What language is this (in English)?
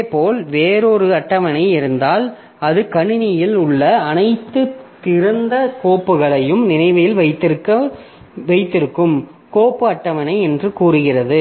Tamil